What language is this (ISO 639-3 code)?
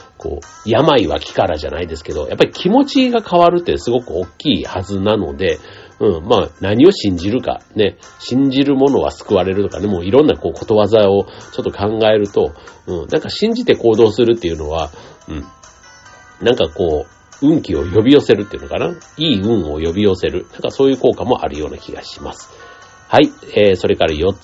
jpn